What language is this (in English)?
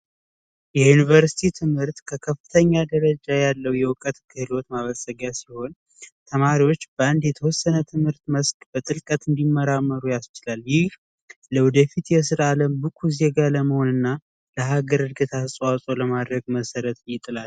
Amharic